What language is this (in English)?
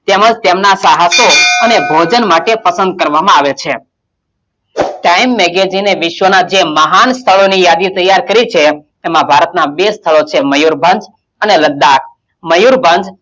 Gujarati